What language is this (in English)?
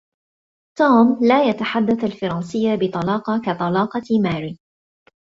Arabic